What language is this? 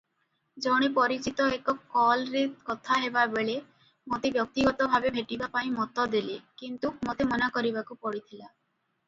Odia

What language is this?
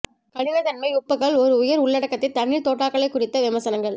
Tamil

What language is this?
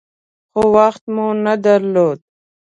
Pashto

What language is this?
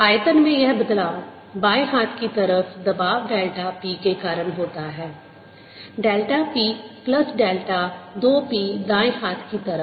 Hindi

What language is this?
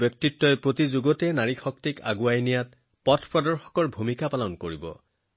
Assamese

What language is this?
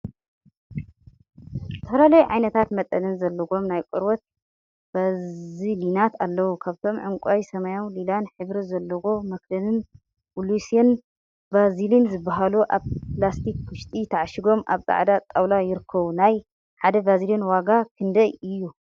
Tigrinya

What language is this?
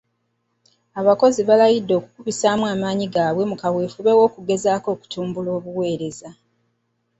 Ganda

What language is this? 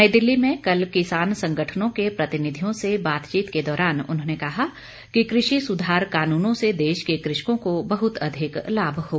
Hindi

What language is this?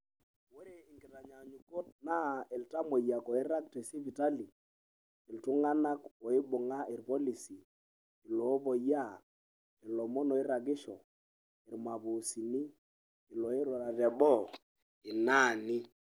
Masai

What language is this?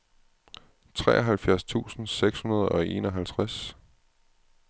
Danish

